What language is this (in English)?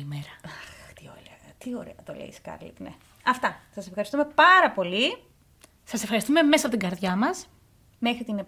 Greek